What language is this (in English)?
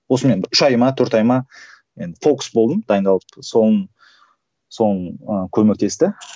Kazakh